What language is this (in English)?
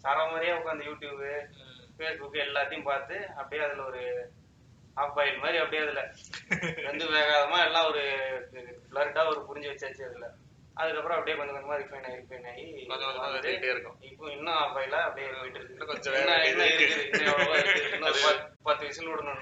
Tamil